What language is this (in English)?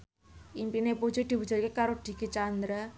Javanese